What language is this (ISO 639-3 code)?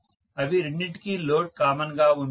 tel